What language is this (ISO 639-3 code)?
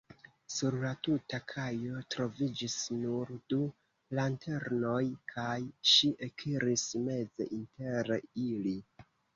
epo